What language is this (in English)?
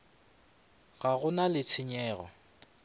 Northern Sotho